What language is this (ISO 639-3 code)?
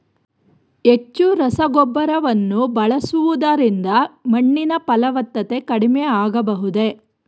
kan